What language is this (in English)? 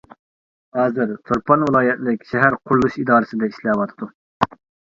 Uyghur